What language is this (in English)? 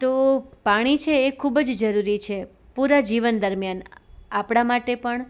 Gujarati